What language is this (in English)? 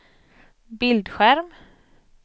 Swedish